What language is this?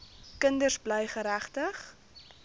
Afrikaans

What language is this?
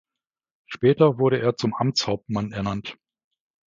German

